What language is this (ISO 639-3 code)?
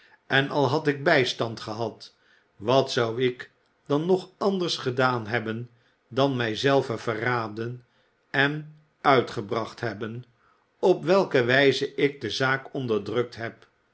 nld